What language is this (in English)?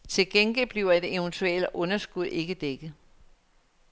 Danish